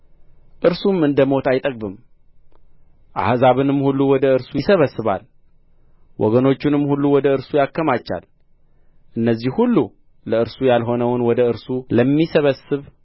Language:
Amharic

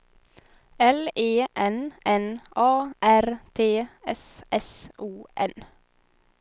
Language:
Swedish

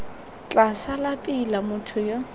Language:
Tswana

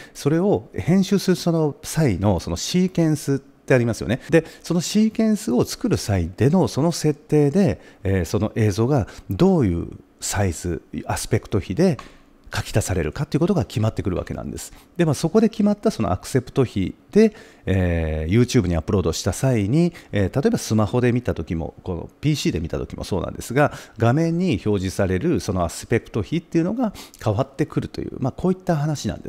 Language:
Japanese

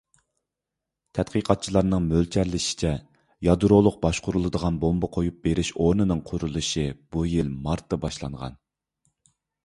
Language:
Uyghur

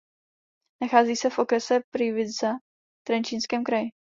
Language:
Czech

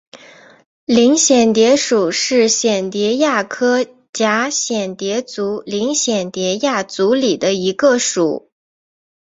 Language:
Chinese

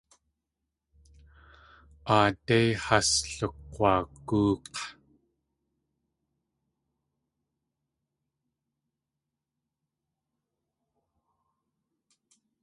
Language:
Tlingit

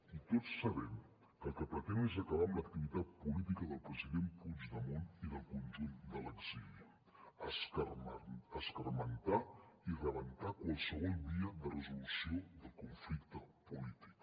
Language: Catalan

